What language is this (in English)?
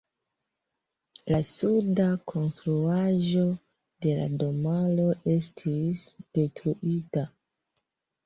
Esperanto